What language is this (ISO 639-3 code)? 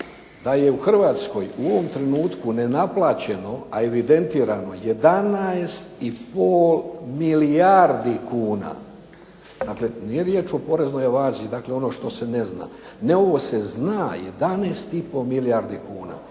hrv